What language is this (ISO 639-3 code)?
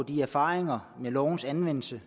dan